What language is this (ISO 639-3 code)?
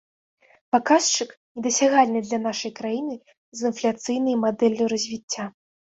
bel